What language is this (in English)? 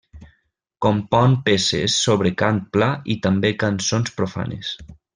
Catalan